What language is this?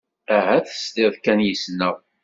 Kabyle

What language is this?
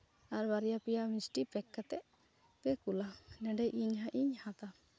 Santali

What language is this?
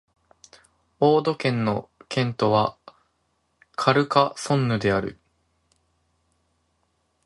Japanese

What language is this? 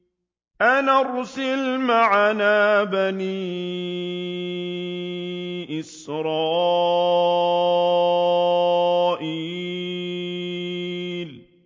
Arabic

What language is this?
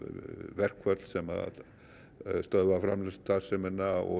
Icelandic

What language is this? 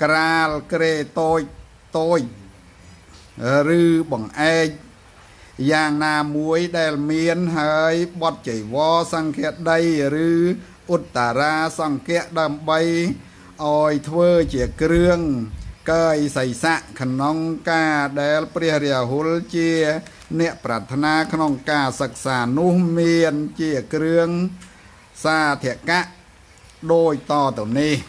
Thai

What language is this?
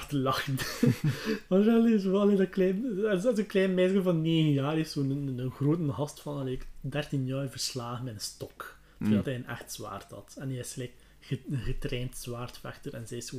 Dutch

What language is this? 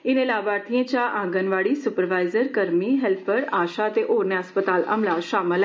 Dogri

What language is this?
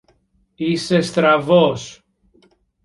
Greek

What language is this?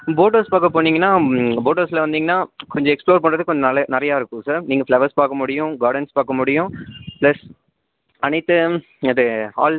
Tamil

